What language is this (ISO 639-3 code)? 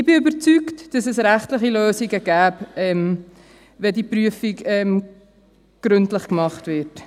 gsw